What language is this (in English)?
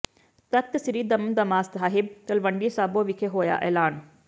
Punjabi